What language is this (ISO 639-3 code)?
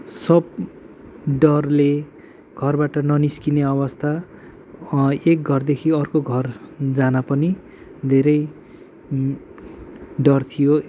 nep